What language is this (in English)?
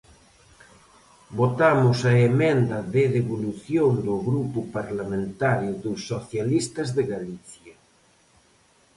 Galician